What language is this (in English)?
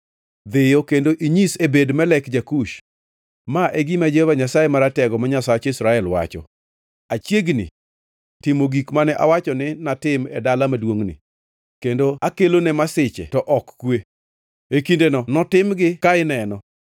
Luo (Kenya and Tanzania)